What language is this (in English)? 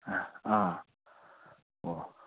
Manipuri